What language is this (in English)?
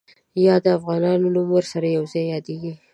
Pashto